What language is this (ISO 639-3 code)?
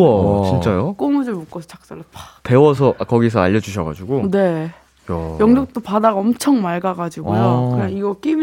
kor